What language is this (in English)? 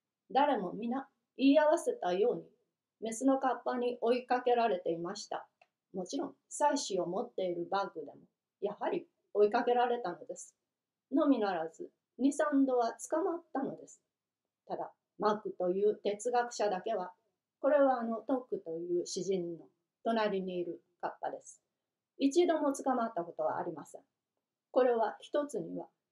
Japanese